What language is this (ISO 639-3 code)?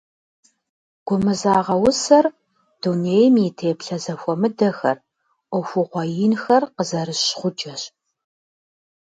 kbd